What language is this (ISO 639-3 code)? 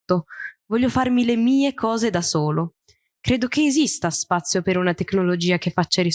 ita